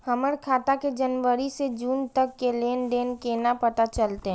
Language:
Maithili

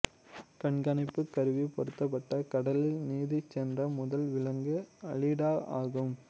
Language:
Tamil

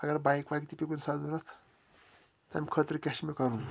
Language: Kashmiri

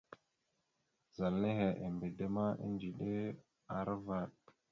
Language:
Mada (Cameroon)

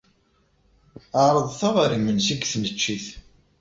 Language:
Kabyle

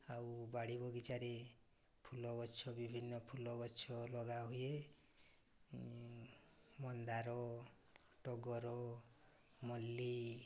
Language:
Odia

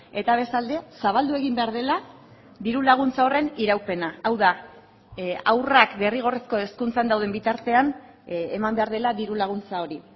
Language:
Basque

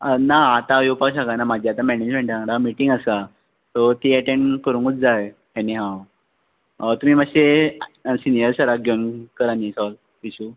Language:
Konkani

